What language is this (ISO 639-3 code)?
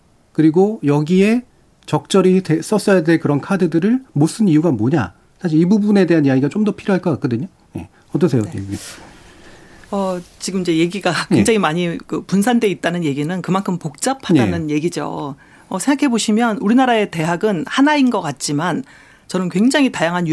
kor